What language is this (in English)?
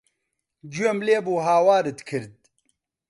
Central Kurdish